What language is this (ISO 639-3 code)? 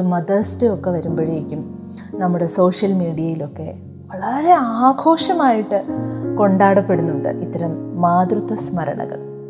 mal